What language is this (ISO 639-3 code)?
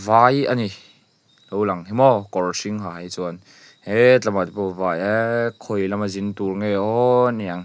lus